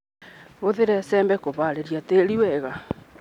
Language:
Kikuyu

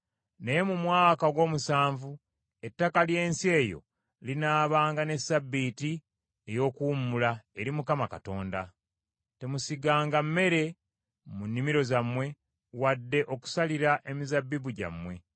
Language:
Ganda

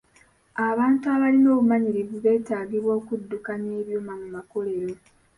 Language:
Ganda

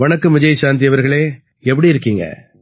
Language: Tamil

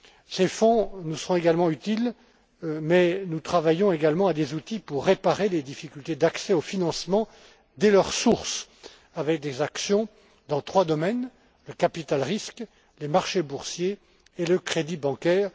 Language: French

